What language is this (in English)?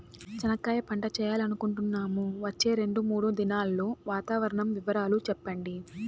Telugu